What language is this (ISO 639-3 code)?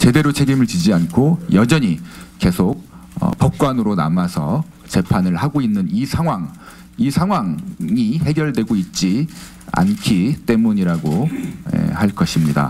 kor